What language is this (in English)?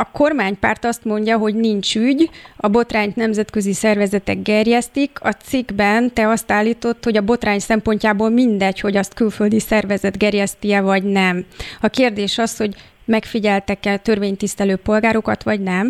Hungarian